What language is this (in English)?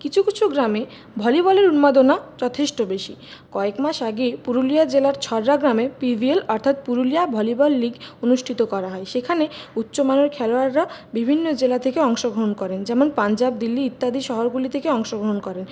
Bangla